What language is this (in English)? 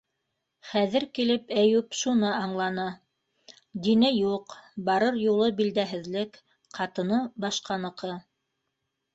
Bashkir